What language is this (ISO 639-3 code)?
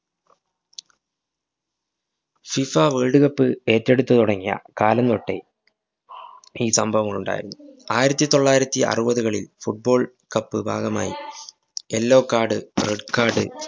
mal